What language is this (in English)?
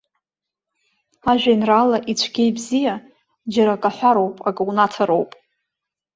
Abkhazian